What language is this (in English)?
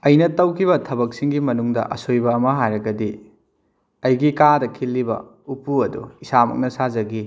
Manipuri